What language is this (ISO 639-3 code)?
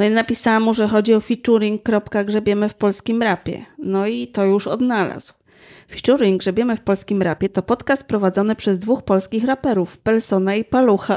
pol